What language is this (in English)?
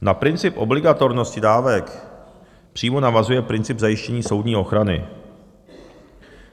Czech